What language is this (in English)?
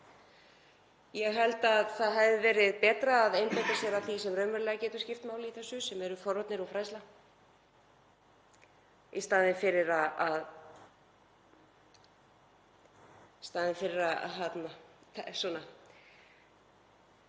Icelandic